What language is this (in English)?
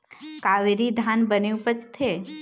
Chhattisgarhi